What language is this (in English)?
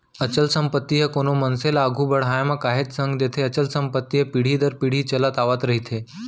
Chhattisgarhi